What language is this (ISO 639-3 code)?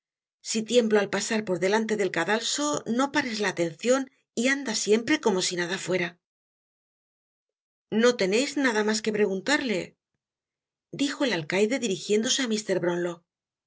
spa